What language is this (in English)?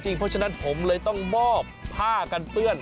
Thai